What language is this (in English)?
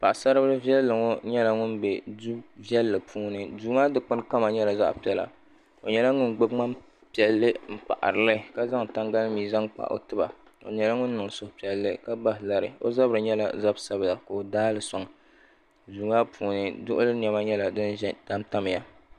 Dagbani